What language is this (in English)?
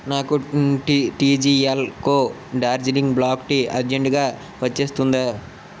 Telugu